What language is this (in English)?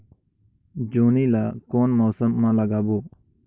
Chhattisgarhi